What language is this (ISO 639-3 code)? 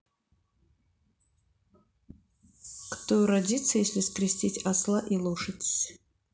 rus